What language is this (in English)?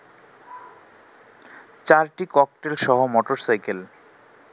Bangla